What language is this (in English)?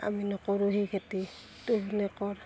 Assamese